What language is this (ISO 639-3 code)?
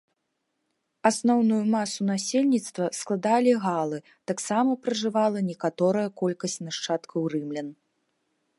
bel